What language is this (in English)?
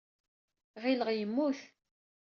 Kabyle